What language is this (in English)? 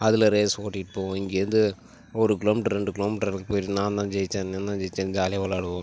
Tamil